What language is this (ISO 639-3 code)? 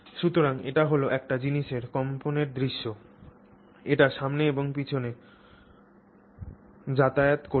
ben